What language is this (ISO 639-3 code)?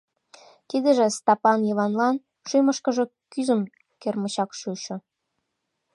chm